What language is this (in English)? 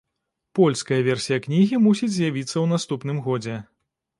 Belarusian